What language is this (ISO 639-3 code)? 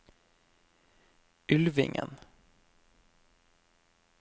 nor